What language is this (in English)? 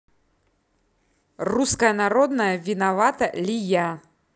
Russian